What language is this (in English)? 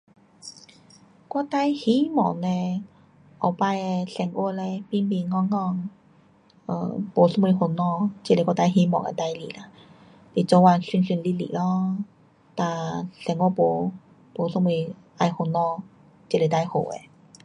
Pu-Xian Chinese